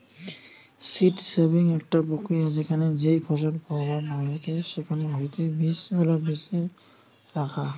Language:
Bangla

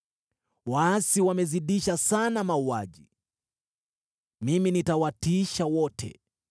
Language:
Swahili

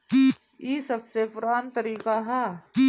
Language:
Bhojpuri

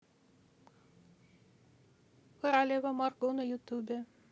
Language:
Russian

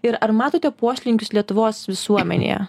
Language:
Lithuanian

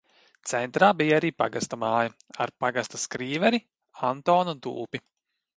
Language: Latvian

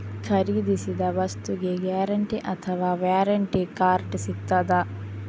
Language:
Kannada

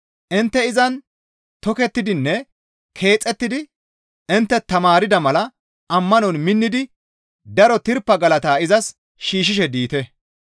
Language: Gamo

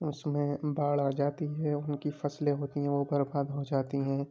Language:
Urdu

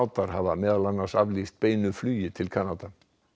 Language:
Icelandic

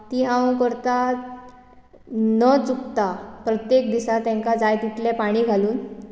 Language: Konkani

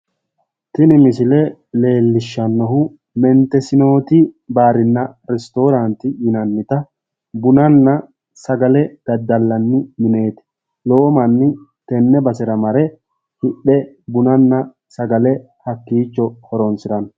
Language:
Sidamo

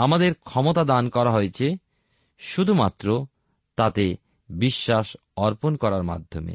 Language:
Bangla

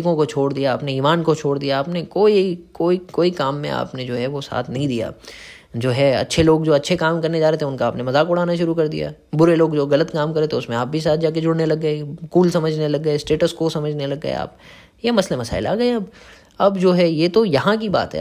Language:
Hindi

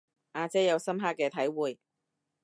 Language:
Cantonese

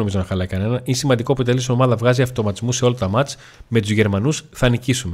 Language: Greek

